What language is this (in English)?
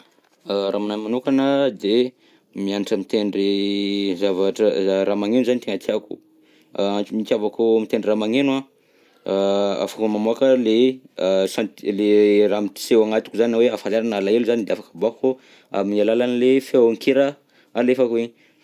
Southern Betsimisaraka Malagasy